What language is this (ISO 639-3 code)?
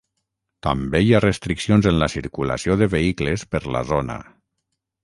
cat